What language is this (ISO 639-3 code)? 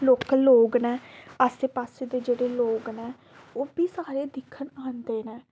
doi